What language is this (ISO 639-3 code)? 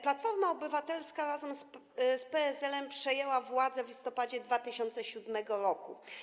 pol